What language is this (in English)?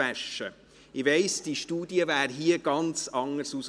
Swiss German